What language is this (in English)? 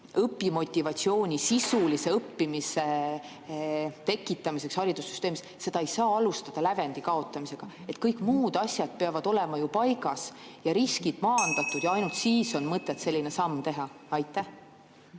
Estonian